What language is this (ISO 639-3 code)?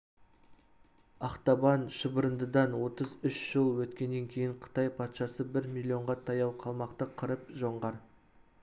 kaz